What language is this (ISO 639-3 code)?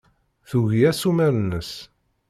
kab